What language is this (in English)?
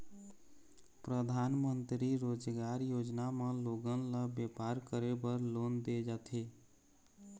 Chhattisgarhi